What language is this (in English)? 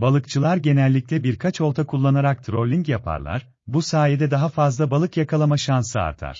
Turkish